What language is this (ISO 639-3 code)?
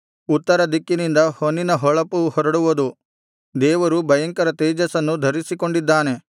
kan